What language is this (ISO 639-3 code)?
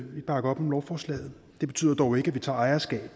dan